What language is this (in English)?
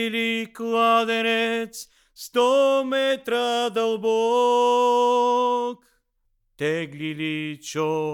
Bulgarian